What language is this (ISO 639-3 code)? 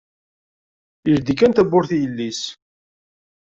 kab